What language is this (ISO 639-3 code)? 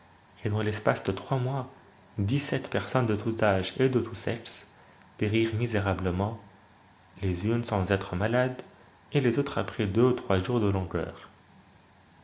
fra